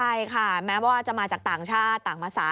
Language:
Thai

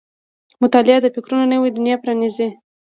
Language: Pashto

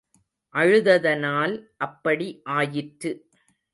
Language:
Tamil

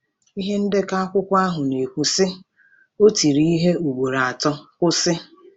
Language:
Igbo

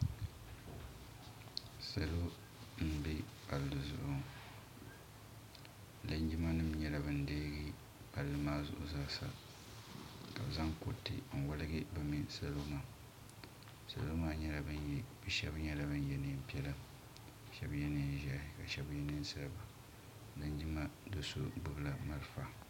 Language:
Dagbani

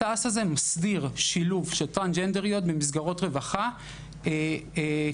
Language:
Hebrew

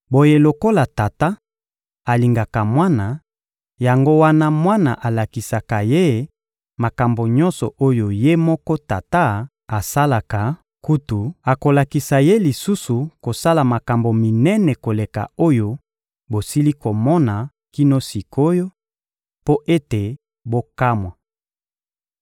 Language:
Lingala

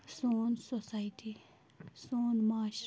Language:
Kashmiri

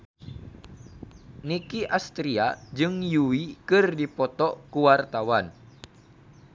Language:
Sundanese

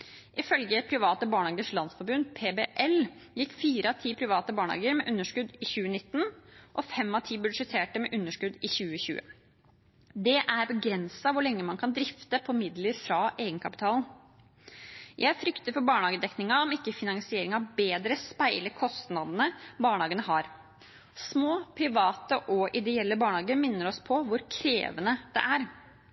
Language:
Norwegian Bokmål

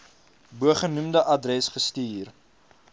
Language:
Afrikaans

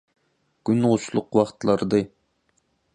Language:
Turkmen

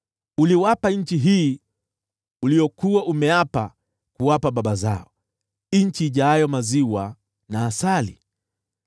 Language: Swahili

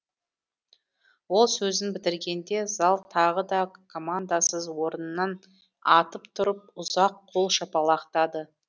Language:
Kazakh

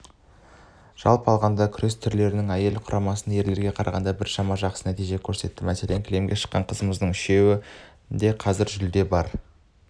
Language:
Kazakh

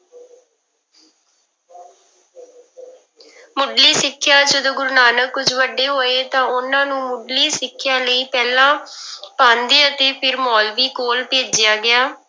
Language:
Punjabi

